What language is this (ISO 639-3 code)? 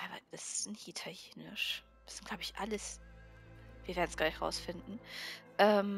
deu